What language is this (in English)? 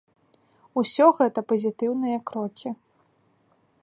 Belarusian